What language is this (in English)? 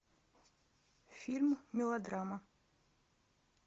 Russian